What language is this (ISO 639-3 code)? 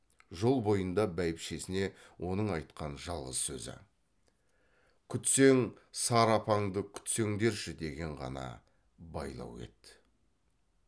kaz